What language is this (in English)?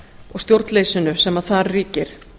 Icelandic